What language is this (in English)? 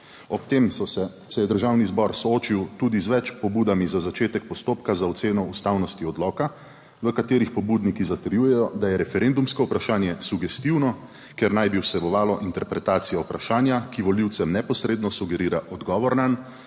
Slovenian